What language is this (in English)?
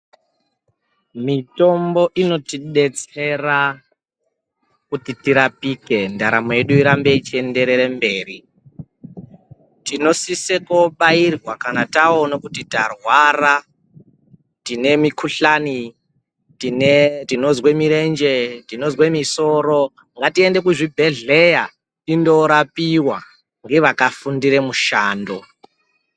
Ndau